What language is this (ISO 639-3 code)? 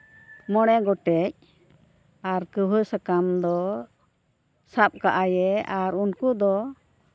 sat